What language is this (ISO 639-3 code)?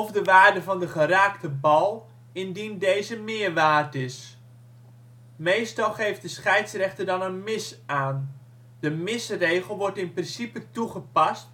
nld